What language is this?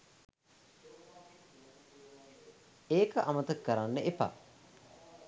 Sinhala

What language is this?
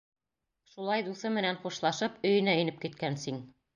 Bashkir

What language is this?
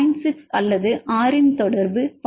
Tamil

